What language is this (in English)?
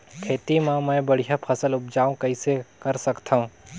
Chhattisgarhi